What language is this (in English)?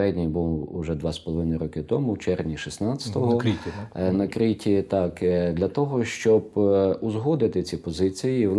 Ukrainian